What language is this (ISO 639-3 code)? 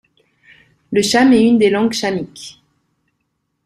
fra